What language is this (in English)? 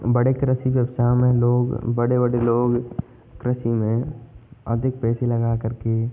Hindi